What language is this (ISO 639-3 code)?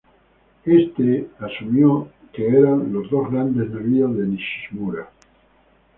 spa